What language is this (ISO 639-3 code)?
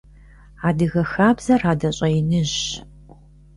kbd